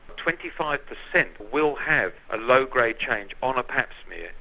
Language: English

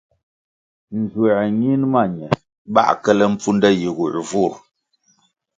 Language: Kwasio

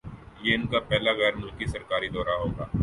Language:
Urdu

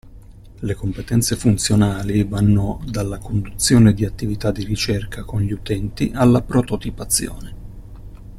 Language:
Italian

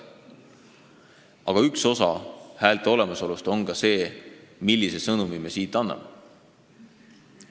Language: Estonian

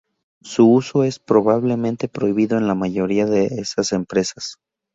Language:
Spanish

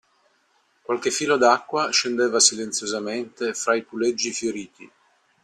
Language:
Italian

